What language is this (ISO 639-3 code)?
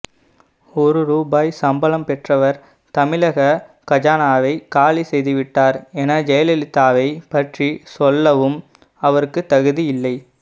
tam